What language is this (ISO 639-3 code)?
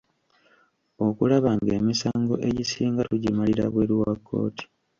lug